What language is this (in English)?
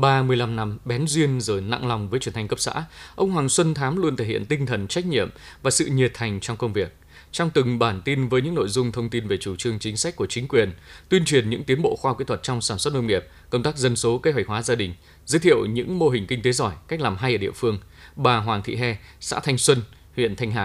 Vietnamese